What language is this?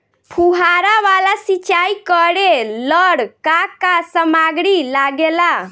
Bhojpuri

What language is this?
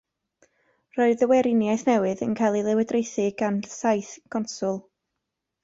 Welsh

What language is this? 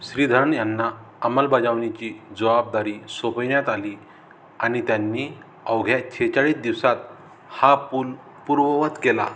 Marathi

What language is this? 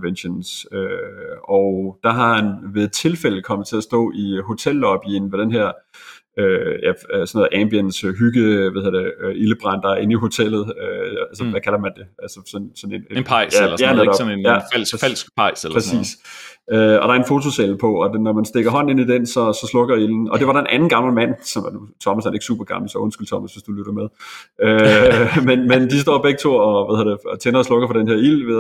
Danish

